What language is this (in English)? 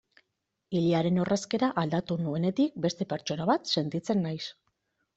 Basque